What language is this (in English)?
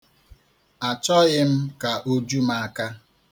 Igbo